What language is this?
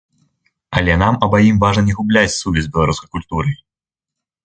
Belarusian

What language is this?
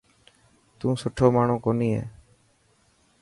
Dhatki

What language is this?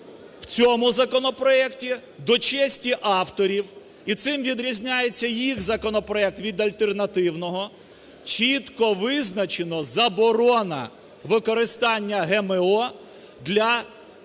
Ukrainian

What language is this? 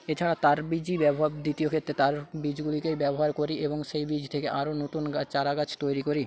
Bangla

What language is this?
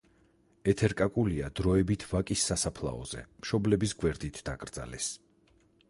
Georgian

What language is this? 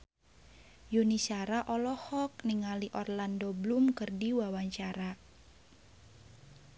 Sundanese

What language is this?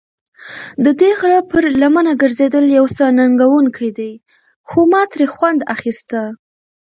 Pashto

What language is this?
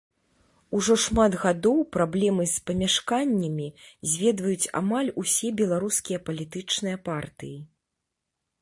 Belarusian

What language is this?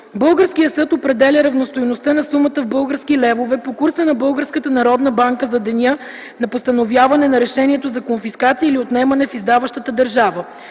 Bulgarian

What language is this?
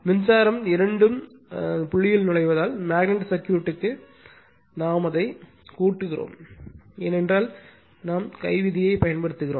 Tamil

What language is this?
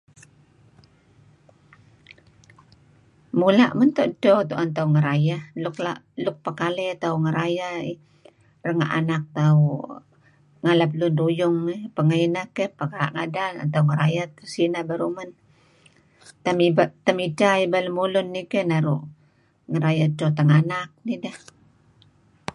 Kelabit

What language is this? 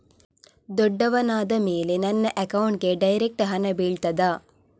Kannada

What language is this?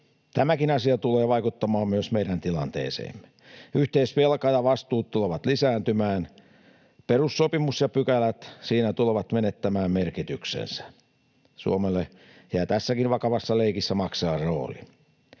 Finnish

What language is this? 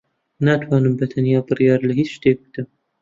Central Kurdish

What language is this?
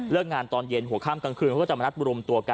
Thai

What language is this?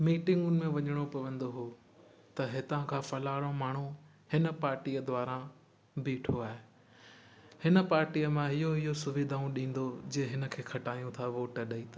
Sindhi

